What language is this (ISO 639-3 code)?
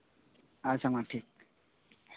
sat